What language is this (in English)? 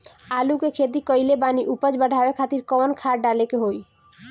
Bhojpuri